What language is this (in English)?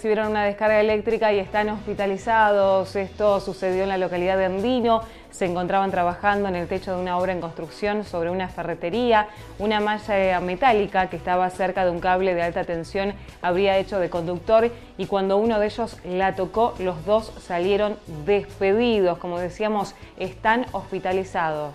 Spanish